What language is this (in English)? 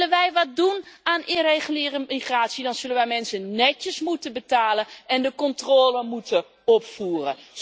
Dutch